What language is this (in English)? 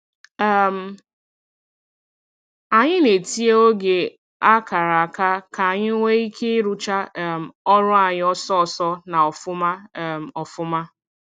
Igbo